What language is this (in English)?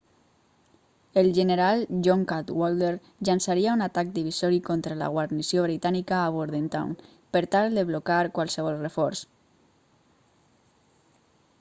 Catalan